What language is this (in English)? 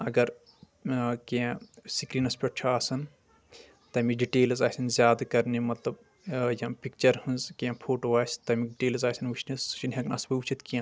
Kashmiri